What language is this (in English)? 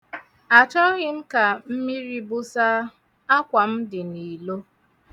Igbo